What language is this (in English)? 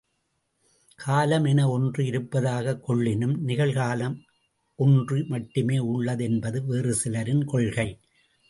Tamil